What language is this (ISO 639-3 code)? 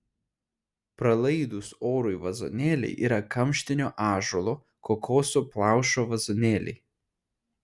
lit